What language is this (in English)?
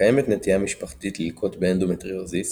Hebrew